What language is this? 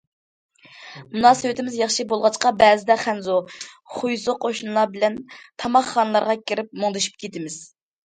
Uyghur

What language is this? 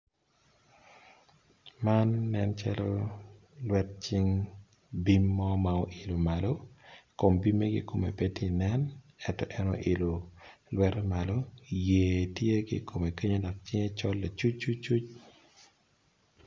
Acoli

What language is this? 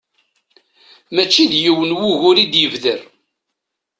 Kabyle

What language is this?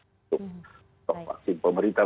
Indonesian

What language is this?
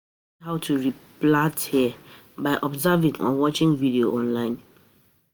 Nigerian Pidgin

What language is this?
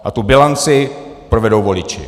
Czech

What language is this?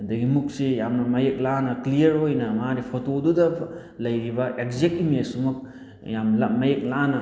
Manipuri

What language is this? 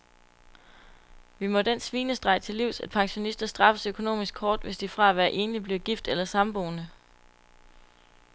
Danish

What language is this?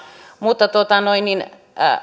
Finnish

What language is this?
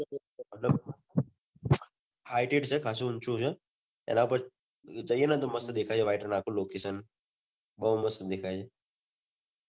Gujarati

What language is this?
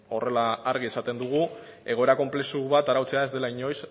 Basque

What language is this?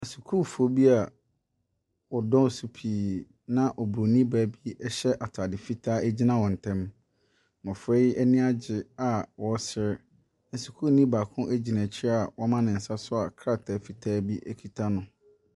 Akan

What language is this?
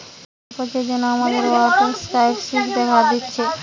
Bangla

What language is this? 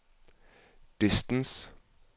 Norwegian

